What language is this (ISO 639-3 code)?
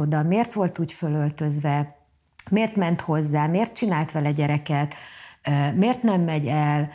hun